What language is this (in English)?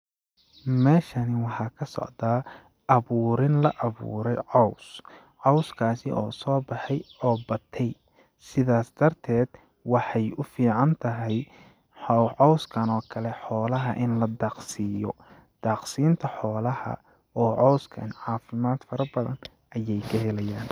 Somali